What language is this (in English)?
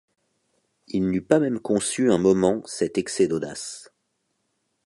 French